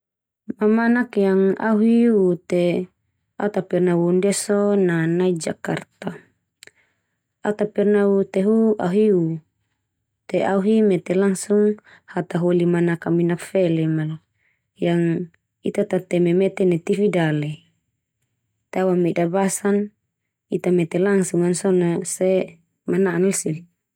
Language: Termanu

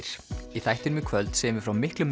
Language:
Icelandic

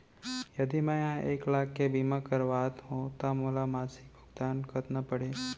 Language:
Chhattisgarhi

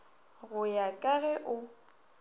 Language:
Northern Sotho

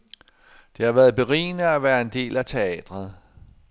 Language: Danish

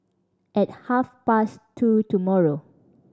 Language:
English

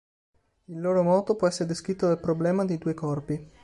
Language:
Italian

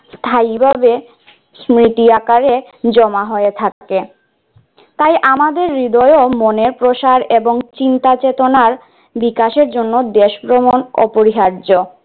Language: Bangla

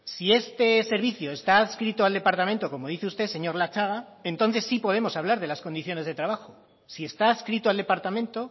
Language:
Spanish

